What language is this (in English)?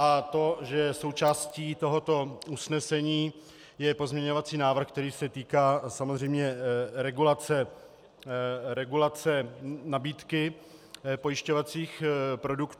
Czech